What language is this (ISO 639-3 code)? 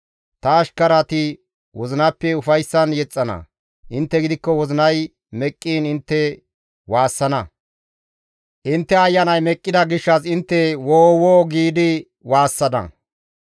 gmv